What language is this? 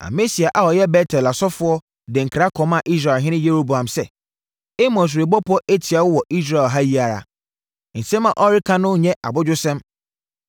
Akan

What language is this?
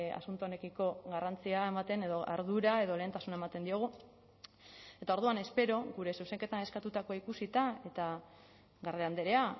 Basque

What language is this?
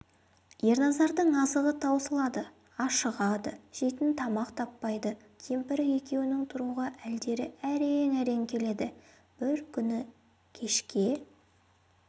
Kazakh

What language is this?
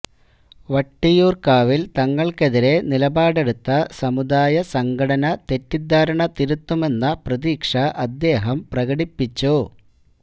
Malayalam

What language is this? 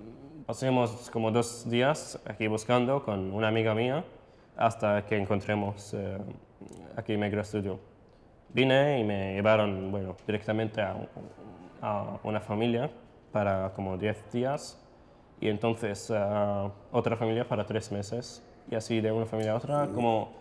Spanish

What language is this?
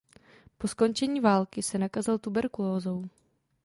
Czech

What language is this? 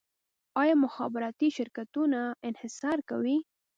Pashto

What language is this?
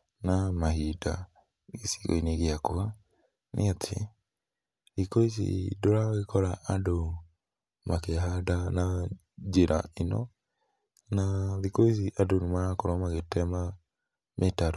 Kikuyu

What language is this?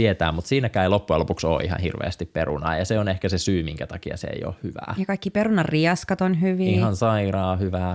Finnish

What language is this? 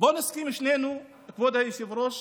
Hebrew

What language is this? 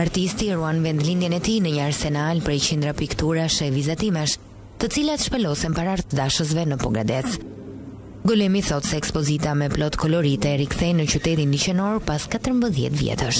Romanian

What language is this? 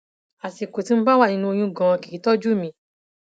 Yoruba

